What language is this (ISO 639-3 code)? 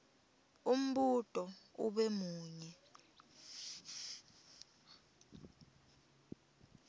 ssw